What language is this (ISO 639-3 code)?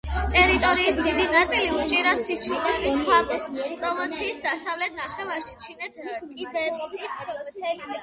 kat